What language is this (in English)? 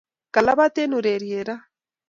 Kalenjin